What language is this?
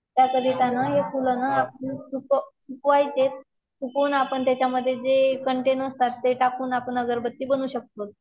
Marathi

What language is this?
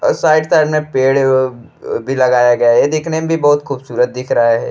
Bhojpuri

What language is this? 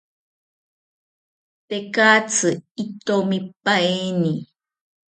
South Ucayali Ashéninka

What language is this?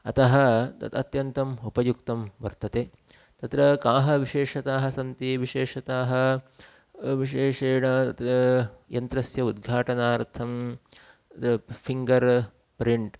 Sanskrit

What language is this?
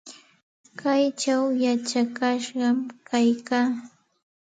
Santa Ana de Tusi Pasco Quechua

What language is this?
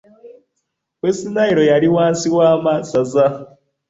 Ganda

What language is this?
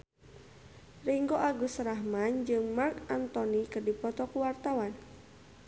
Sundanese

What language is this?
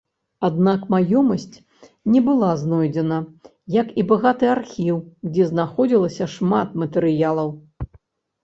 Belarusian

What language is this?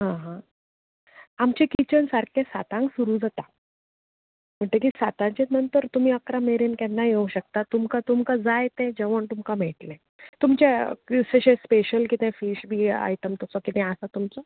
Konkani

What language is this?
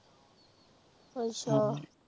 Punjabi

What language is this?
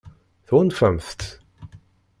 Kabyle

